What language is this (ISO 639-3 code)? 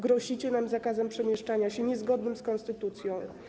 pol